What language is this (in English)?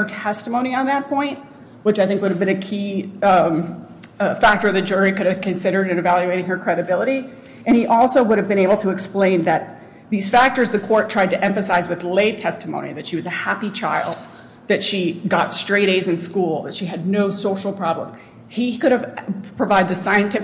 English